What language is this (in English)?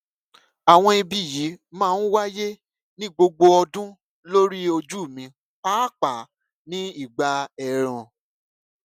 Yoruba